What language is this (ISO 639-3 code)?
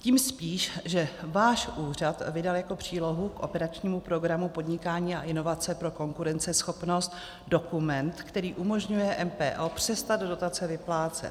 ces